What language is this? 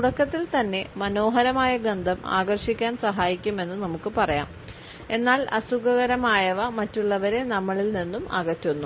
Malayalam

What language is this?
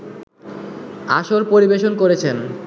Bangla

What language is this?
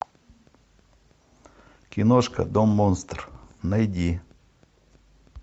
Russian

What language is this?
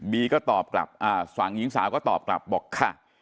Thai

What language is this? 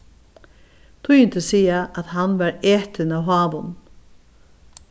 Faroese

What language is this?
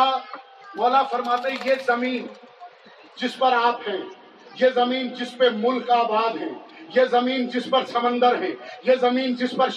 Urdu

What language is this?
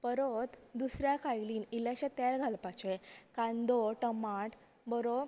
Konkani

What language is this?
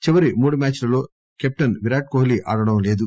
Telugu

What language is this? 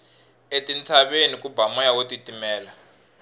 Tsonga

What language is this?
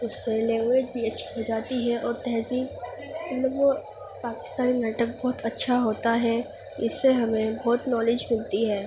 Urdu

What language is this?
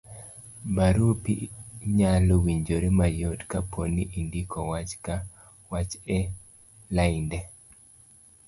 Luo (Kenya and Tanzania)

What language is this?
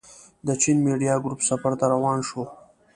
Pashto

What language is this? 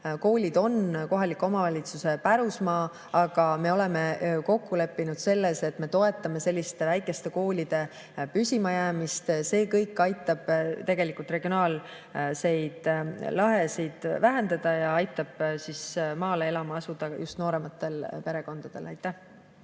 Estonian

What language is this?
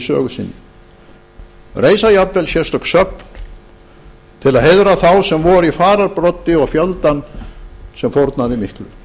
Icelandic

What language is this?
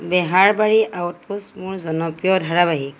Assamese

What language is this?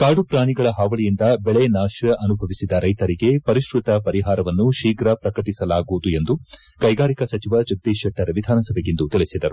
Kannada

